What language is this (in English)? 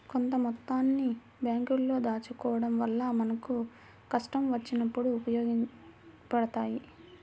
Telugu